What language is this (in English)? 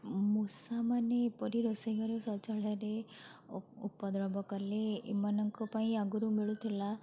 Odia